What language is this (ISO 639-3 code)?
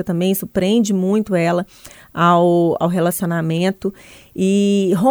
por